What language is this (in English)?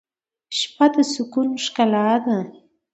Pashto